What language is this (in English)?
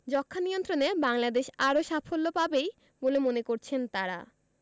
Bangla